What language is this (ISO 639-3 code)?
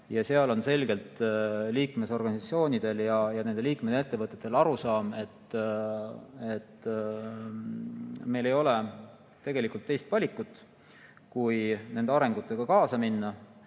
est